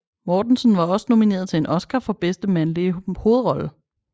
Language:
Danish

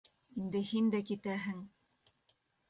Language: Bashkir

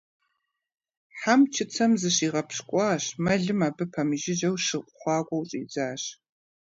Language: Kabardian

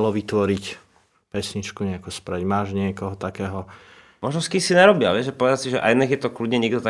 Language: Slovak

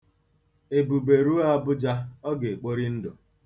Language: Igbo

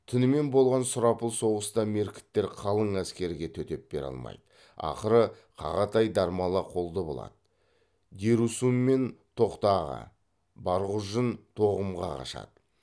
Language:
Kazakh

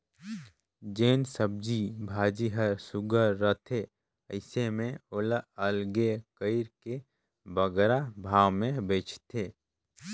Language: Chhattisgarhi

